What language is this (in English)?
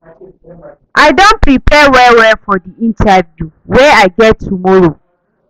Nigerian Pidgin